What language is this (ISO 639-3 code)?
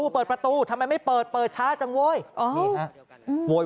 tha